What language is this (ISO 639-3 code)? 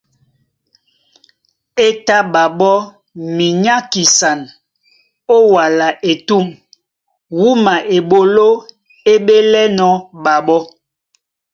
dua